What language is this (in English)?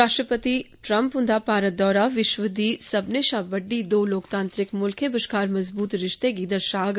Dogri